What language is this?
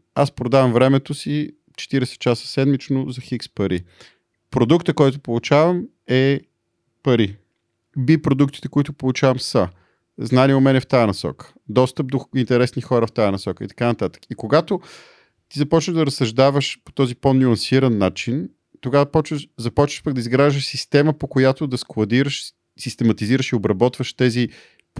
Bulgarian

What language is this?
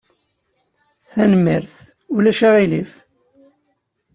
Kabyle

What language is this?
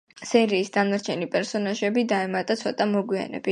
Georgian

